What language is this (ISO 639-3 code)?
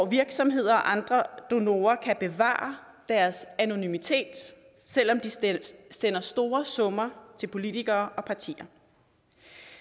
dan